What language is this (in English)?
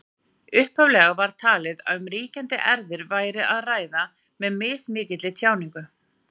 Icelandic